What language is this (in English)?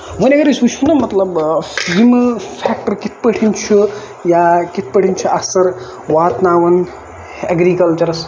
Kashmiri